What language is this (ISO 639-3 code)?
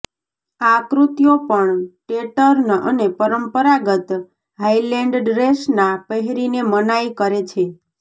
guj